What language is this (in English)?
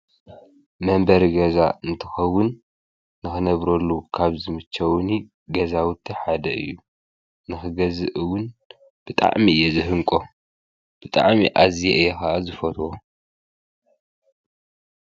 Tigrinya